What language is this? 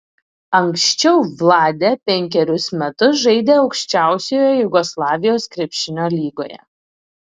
Lithuanian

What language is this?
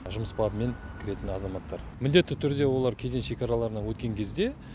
Kazakh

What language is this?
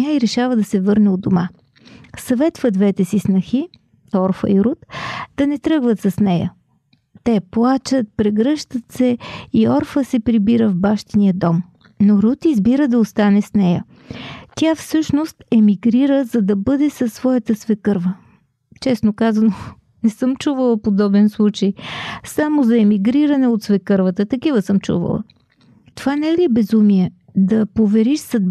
Bulgarian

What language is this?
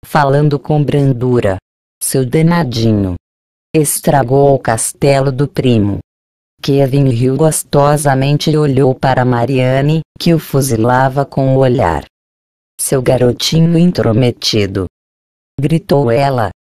Portuguese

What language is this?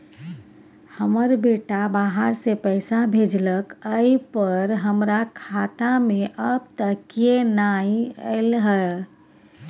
Maithili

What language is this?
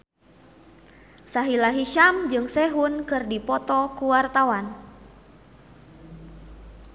Sundanese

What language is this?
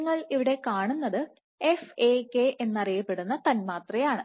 Malayalam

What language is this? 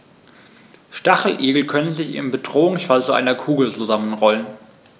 German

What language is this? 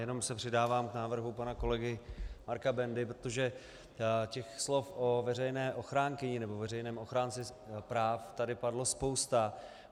Czech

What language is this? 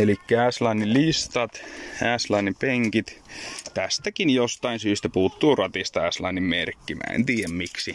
Finnish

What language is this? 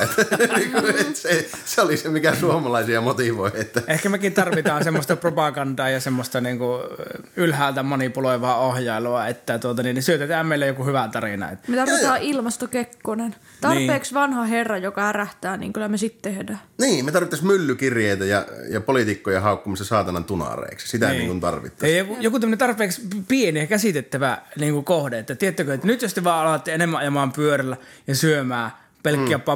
Finnish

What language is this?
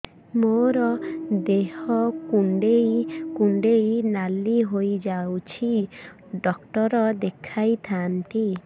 Odia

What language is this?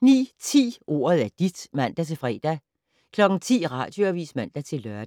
Danish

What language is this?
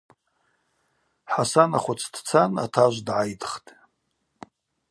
Abaza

